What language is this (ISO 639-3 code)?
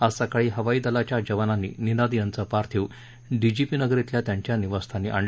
mar